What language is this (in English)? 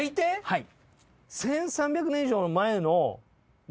Japanese